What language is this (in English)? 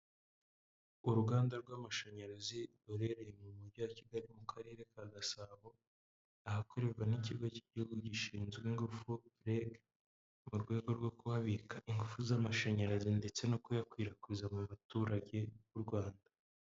Kinyarwanda